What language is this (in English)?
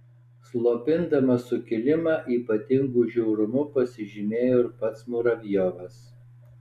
Lithuanian